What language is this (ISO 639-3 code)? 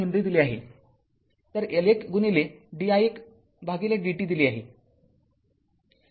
mar